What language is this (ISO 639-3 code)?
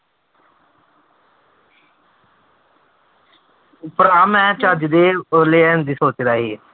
pan